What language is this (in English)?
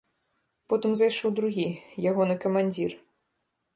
Belarusian